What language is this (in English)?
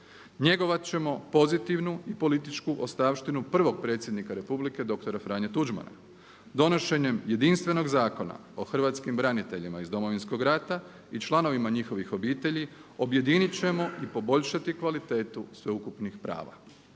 Croatian